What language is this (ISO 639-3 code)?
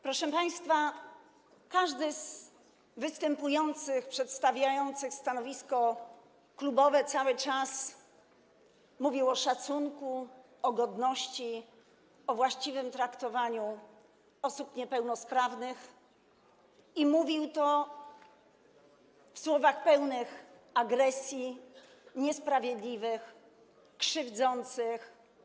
pol